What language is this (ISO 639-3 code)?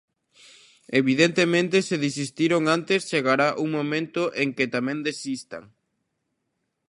glg